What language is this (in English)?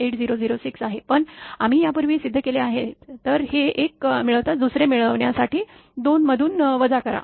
Marathi